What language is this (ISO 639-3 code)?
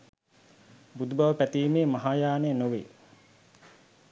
sin